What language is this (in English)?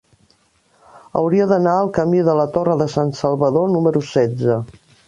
Catalan